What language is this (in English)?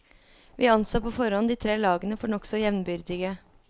Norwegian